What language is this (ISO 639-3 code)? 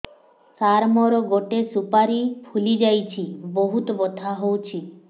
ori